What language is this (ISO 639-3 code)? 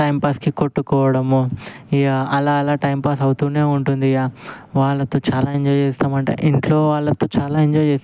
tel